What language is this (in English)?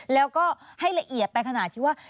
Thai